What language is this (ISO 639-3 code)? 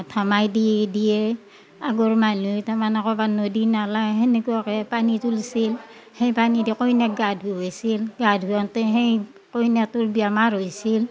asm